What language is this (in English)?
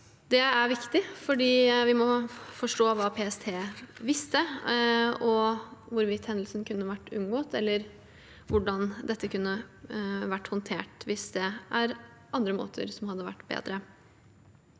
Norwegian